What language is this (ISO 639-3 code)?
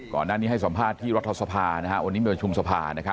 tha